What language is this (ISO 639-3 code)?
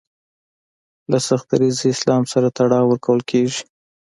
pus